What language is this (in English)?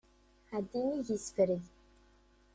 Kabyle